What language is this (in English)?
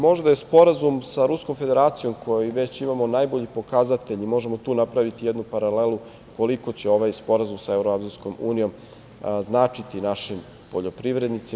Serbian